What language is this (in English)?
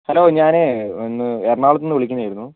Malayalam